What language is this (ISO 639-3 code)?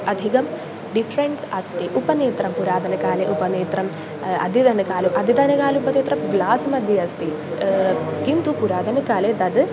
san